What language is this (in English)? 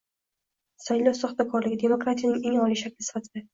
Uzbek